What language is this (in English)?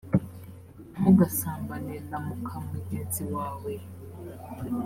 Kinyarwanda